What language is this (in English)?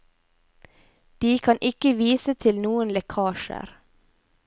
Norwegian